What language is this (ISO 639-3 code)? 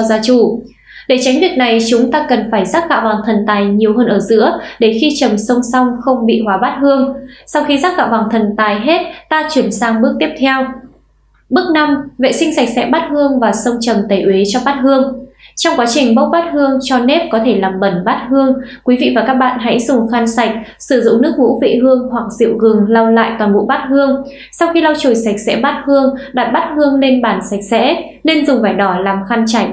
vie